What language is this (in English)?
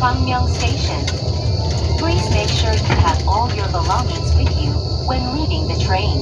Korean